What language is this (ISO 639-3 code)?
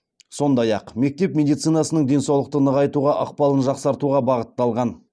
kaz